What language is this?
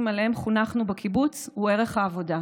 Hebrew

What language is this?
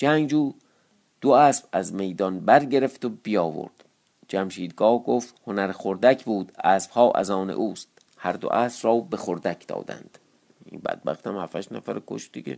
Persian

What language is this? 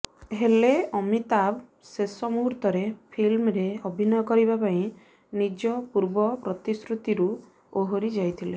Odia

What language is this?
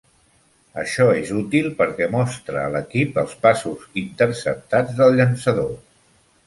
Catalan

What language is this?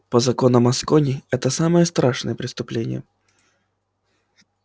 Russian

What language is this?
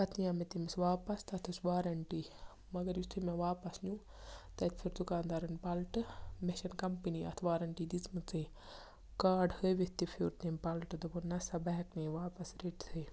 Kashmiri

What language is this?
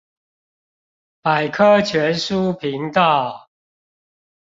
Chinese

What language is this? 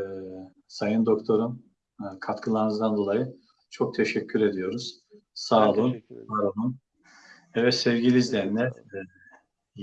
Turkish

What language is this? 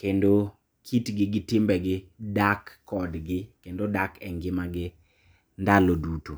Luo (Kenya and Tanzania)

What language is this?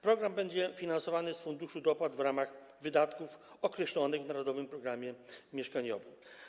Polish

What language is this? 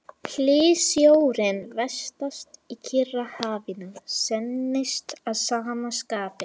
Icelandic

